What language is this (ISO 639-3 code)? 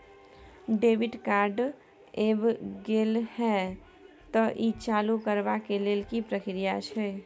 mai